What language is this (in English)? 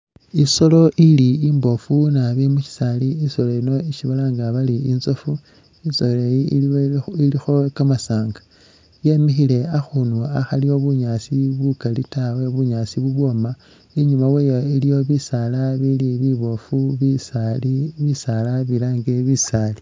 Masaaba